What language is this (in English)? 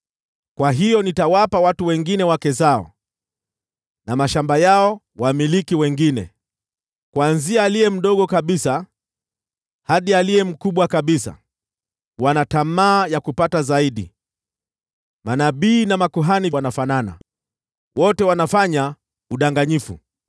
Swahili